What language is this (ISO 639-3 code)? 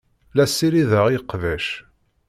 kab